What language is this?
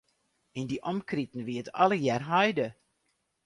Western Frisian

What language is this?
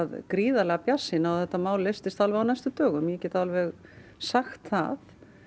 Icelandic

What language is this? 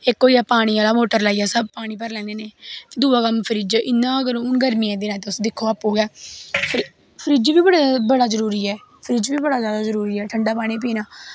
Dogri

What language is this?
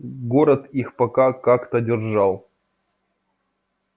Russian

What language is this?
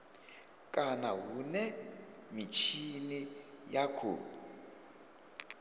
Venda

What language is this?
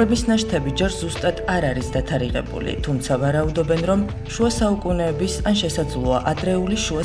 Romanian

